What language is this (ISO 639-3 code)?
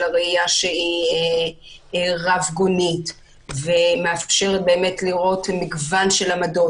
heb